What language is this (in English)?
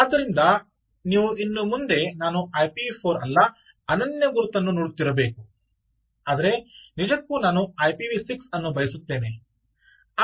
Kannada